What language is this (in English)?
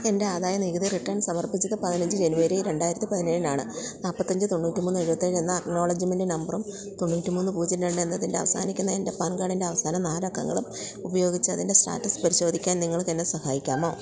Malayalam